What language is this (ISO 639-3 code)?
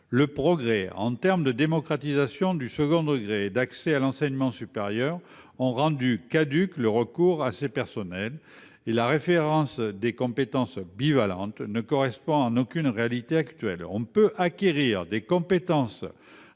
fra